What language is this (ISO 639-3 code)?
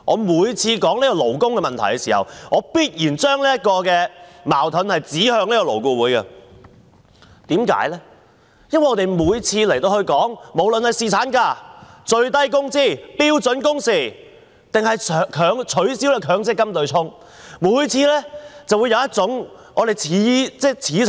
yue